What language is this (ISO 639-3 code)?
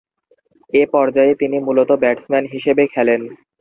ben